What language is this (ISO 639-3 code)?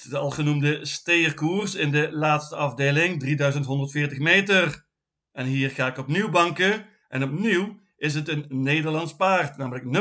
nld